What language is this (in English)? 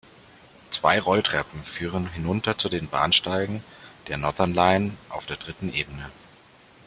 German